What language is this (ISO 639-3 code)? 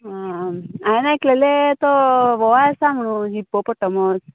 kok